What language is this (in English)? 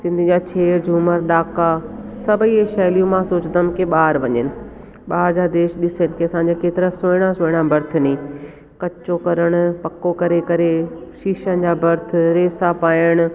Sindhi